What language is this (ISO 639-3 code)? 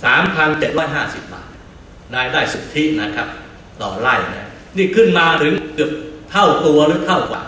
tha